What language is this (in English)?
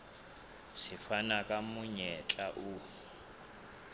Southern Sotho